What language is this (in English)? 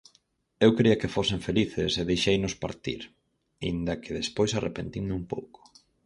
Galician